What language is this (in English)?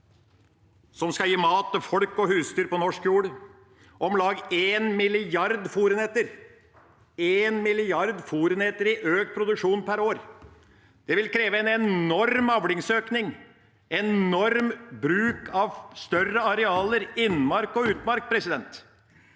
Norwegian